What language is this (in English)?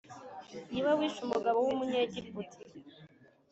Kinyarwanda